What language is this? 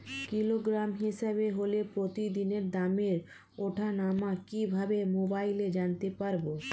Bangla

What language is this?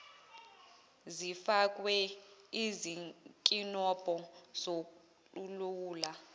Zulu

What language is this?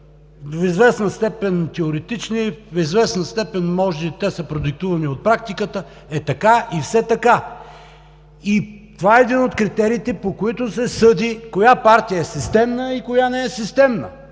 Bulgarian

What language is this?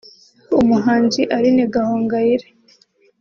Kinyarwanda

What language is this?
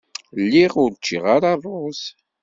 Kabyle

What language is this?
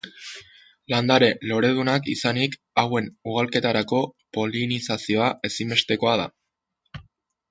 Basque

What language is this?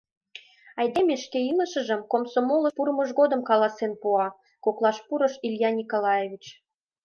Mari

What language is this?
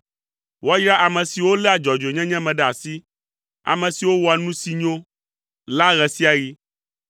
Ewe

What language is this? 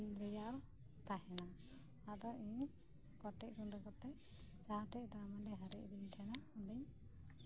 Santali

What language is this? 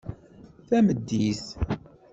Kabyle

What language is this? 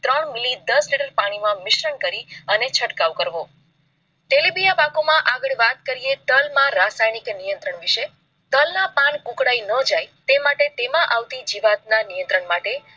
Gujarati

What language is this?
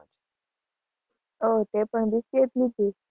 Gujarati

